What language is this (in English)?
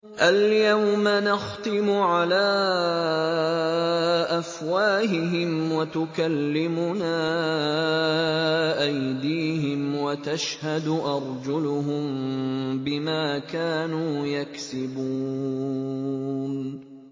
Arabic